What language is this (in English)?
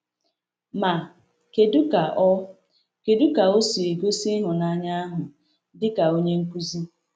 Igbo